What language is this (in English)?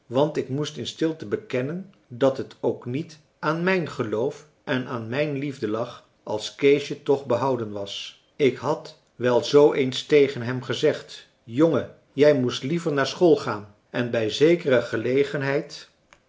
Dutch